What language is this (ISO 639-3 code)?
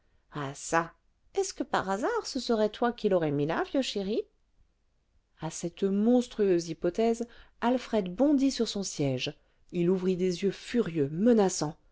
fra